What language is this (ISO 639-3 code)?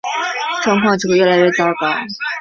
zho